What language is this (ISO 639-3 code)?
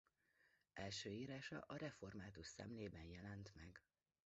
hun